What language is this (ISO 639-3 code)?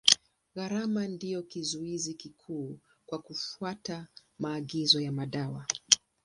swa